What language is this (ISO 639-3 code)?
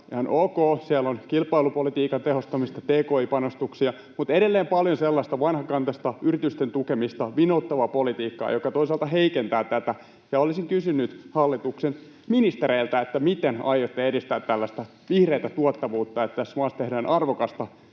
fin